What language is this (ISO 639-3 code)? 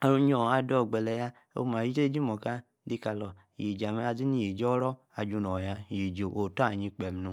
ekr